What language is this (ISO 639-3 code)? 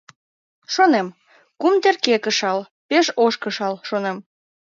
chm